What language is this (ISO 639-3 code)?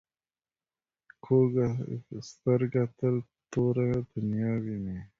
pus